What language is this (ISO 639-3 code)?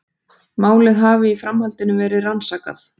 isl